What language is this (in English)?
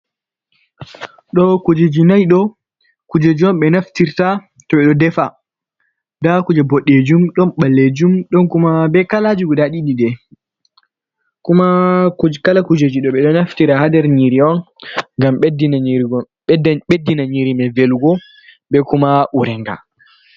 Fula